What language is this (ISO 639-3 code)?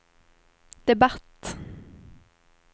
swe